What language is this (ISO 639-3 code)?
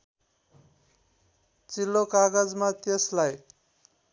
nep